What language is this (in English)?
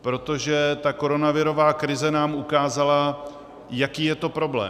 Czech